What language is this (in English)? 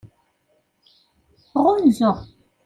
Kabyle